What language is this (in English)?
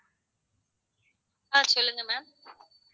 Tamil